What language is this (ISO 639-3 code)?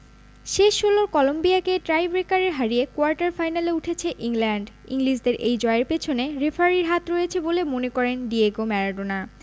ben